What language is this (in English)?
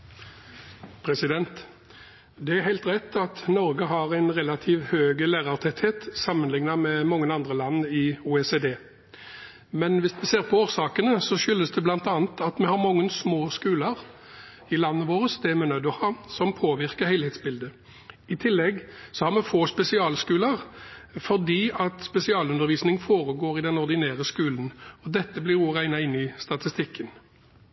Norwegian Bokmål